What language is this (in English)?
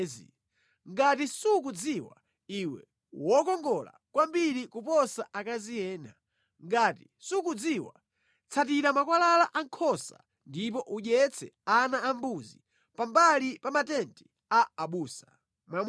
Nyanja